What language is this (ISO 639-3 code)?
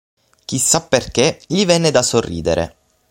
ita